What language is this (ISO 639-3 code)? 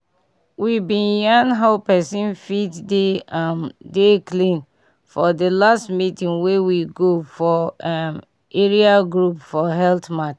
pcm